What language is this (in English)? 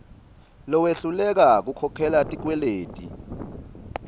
Swati